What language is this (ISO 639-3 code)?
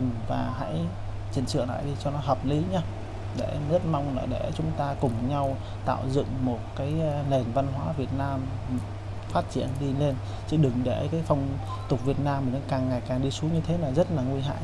vie